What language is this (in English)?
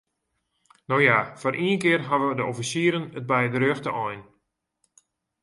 Western Frisian